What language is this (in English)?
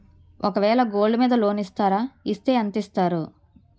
Telugu